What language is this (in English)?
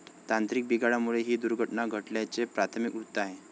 Marathi